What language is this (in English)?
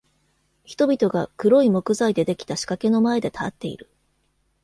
Japanese